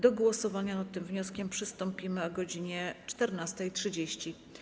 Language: Polish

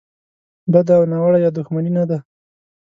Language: Pashto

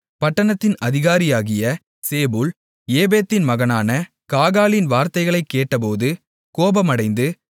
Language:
Tamil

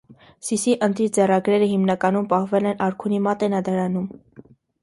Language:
Armenian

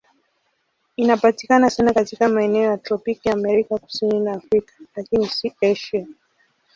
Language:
Swahili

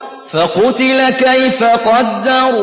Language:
Arabic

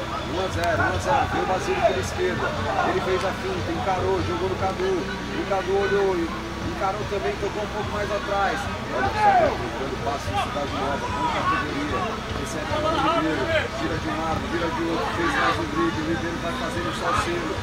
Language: Portuguese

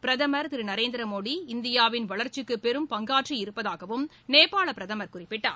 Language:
Tamil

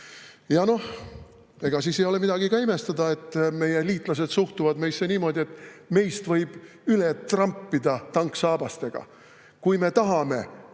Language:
Estonian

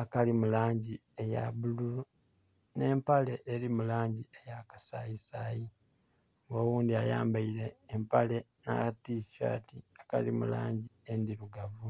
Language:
Soga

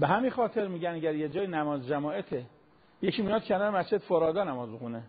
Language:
Persian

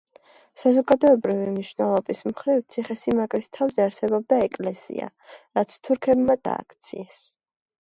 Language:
Georgian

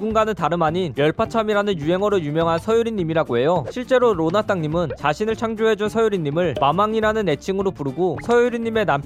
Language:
Korean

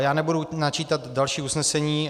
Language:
Czech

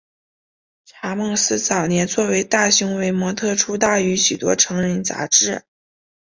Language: Chinese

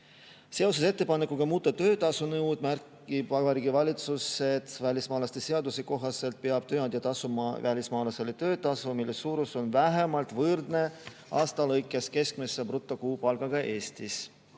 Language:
Estonian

